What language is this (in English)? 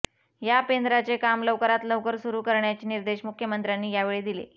Marathi